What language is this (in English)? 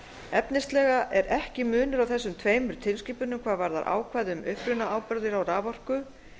Icelandic